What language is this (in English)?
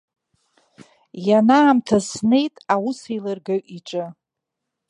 Abkhazian